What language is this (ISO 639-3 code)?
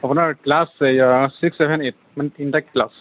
asm